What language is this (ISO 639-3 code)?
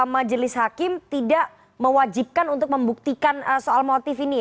ind